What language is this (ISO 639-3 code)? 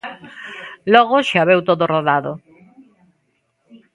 glg